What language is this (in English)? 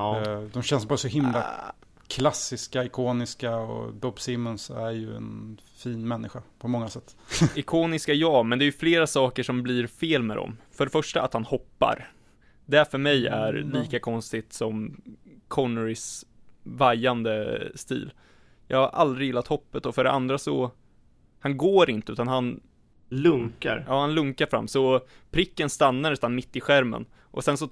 Swedish